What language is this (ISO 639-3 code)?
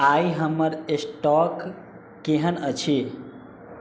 mai